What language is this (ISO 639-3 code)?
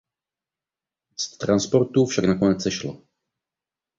ces